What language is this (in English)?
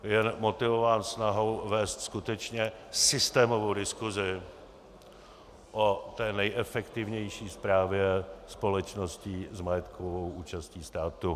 Czech